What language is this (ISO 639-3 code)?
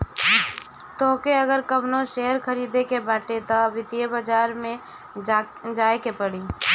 bho